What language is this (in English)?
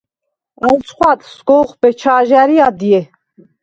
Svan